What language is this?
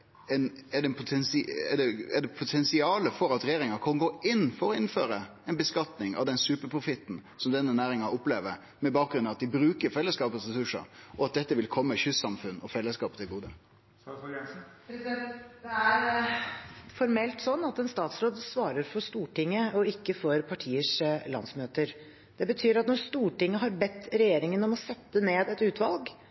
Norwegian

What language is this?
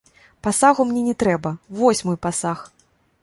Belarusian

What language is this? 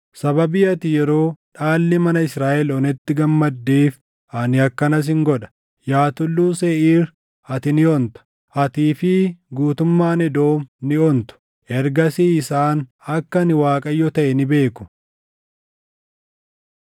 Oromo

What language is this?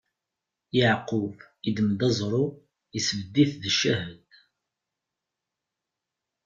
Kabyle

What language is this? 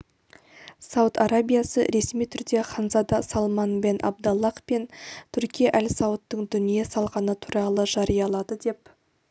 Kazakh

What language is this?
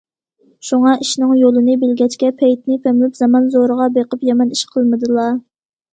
Uyghur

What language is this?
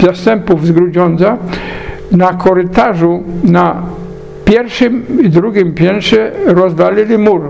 Polish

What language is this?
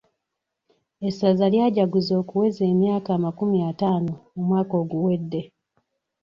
Ganda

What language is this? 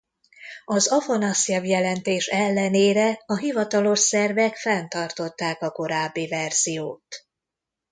Hungarian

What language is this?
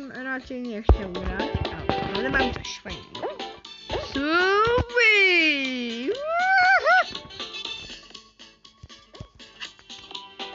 Polish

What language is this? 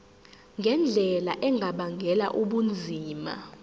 Zulu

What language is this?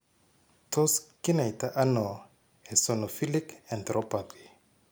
Kalenjin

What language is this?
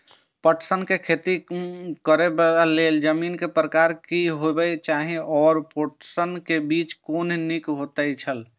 Maithili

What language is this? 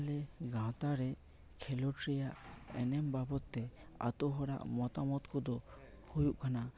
Santali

